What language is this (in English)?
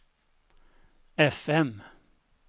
Swedish